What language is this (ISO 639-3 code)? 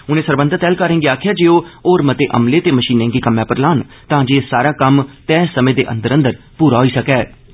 doi